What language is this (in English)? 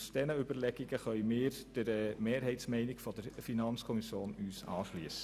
Swiss German